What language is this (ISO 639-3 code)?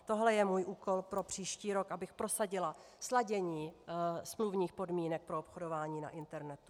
ces